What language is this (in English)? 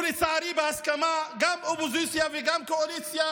Hebrew